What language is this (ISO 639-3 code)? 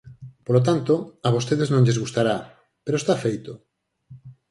glg